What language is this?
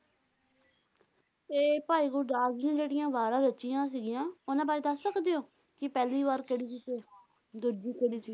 Punjabi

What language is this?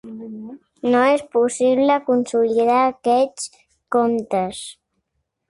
Catalan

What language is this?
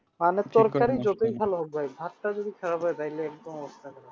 Bangla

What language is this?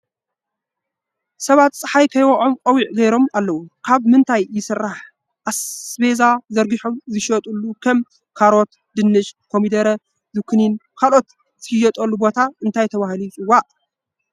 Tigrinya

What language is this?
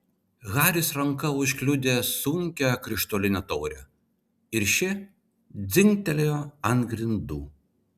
Lithuanian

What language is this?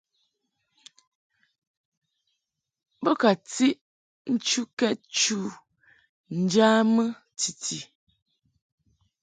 Mungaka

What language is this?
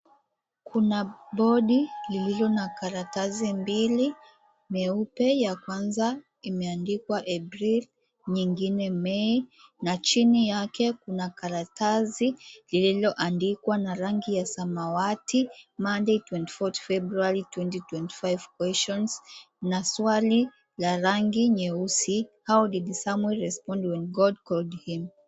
Swahili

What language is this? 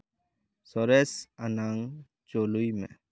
Santali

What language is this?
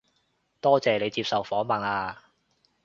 Cantonese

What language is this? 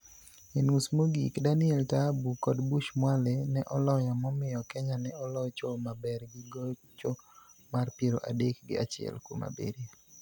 Luo (Kenya and Tanzania)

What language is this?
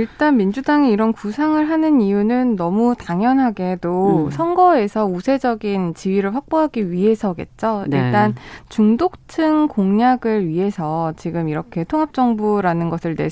Korean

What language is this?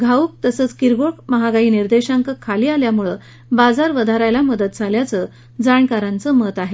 Marathi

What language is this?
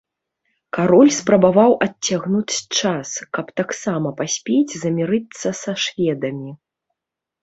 Belarusian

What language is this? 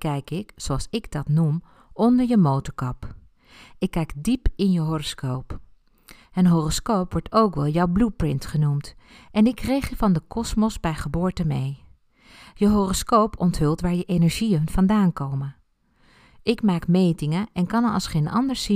Dutch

